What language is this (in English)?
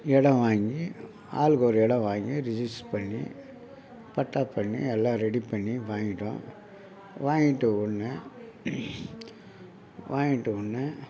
Tamil